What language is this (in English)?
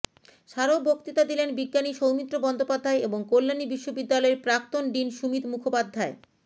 Bangla